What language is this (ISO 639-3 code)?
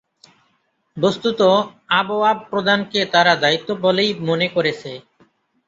ben